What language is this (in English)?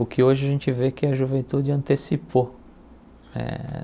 Portuguese